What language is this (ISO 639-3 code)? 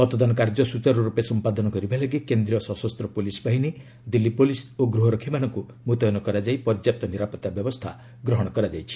ori